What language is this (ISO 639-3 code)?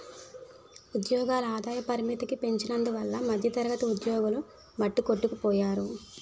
tel